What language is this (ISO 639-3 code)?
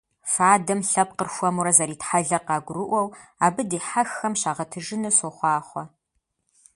kbd